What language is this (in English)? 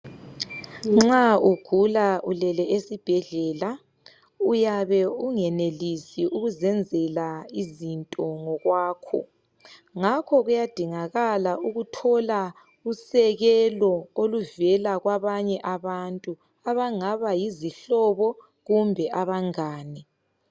North Ndebele